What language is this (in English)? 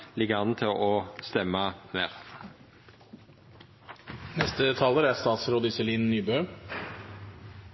Norwegian Nynorsk